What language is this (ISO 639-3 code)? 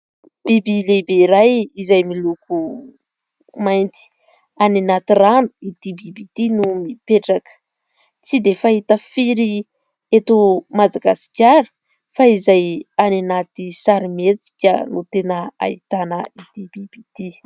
mlg